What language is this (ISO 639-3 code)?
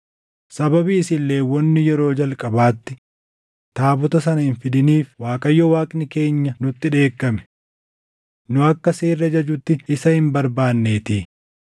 orm